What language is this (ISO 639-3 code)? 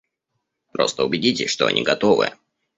rus